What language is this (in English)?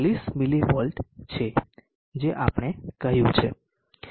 Gujarati